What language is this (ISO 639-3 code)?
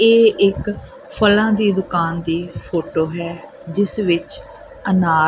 pan